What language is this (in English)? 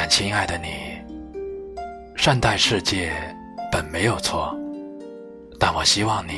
Chinese